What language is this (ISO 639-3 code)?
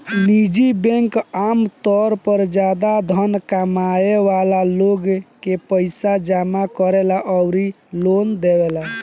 bho